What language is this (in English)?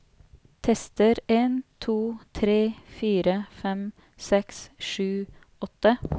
Norwegian